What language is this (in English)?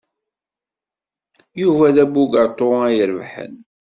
Kabyle